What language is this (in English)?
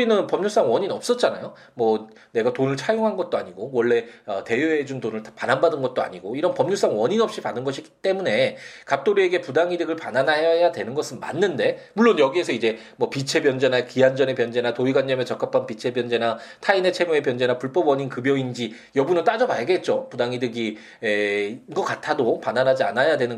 Korean